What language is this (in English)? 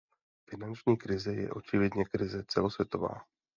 Czech